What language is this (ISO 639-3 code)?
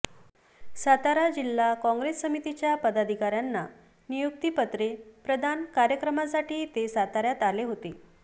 mar